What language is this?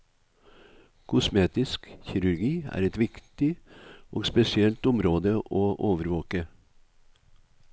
Norwegian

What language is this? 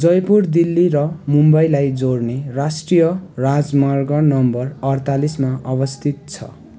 Nepali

